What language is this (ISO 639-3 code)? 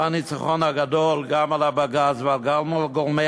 heb